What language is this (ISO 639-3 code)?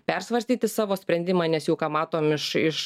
lit